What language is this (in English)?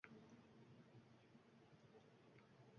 Uzbek